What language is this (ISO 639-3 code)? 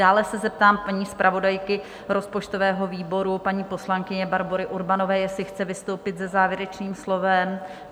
ces